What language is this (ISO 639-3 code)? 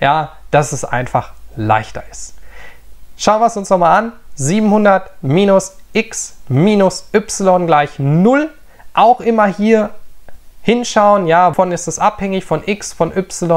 deu